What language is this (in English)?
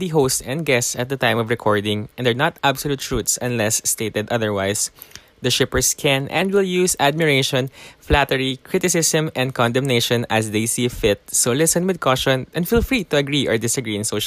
Filipino